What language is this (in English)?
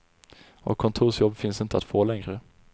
Swedish